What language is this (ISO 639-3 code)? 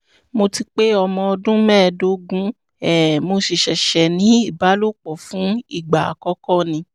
yor